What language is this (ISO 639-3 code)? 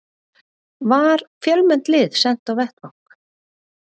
isl